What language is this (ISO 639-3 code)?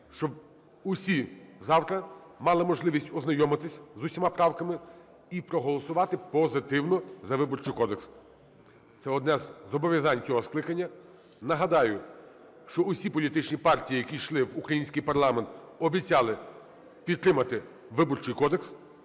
ukr